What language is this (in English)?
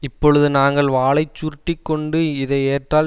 Tamil